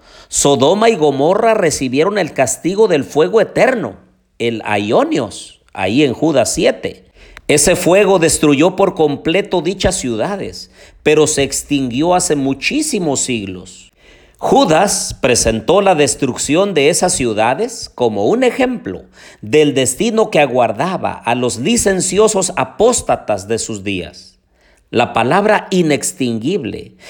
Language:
Spanish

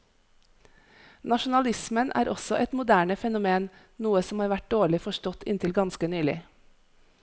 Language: Norwegian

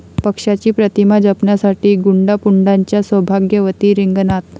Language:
Marathi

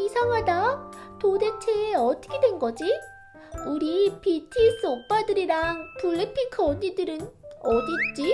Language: Korean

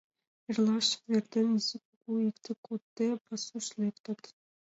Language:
Mari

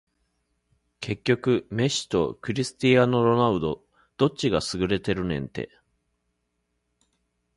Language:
Japanese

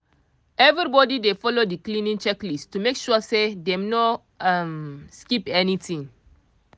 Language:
Nigerian Pidgin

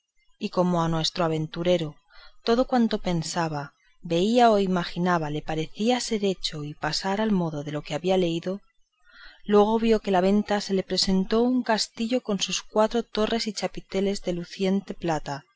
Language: Spanish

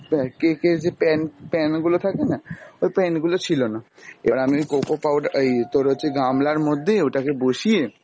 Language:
Bangla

